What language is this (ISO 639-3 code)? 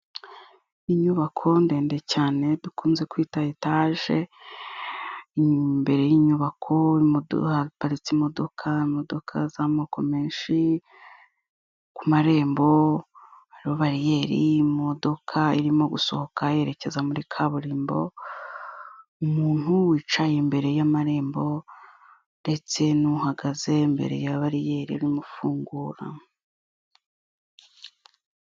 kin